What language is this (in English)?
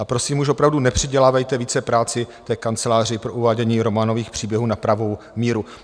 Czech